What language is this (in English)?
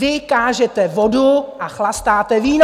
Czech